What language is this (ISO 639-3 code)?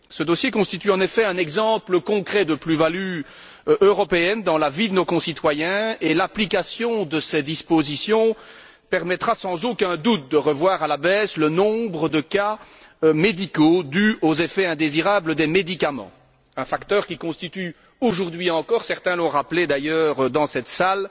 fra